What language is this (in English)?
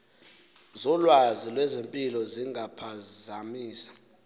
Xhosa